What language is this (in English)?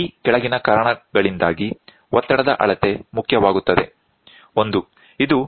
Kannada